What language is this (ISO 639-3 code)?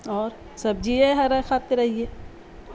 urd